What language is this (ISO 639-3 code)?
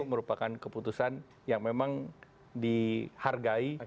ind